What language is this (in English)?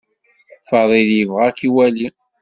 Kabyle